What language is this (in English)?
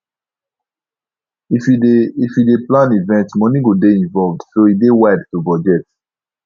Nigerian Pidgin